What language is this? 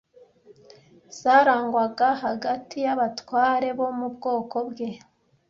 Kinyarwanda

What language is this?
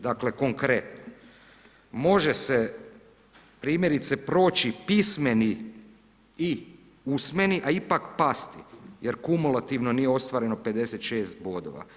Croatian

